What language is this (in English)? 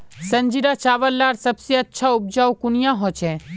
Magahi